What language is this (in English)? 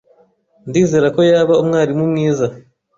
Kinyarwanda